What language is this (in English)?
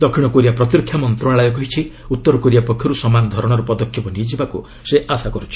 Odia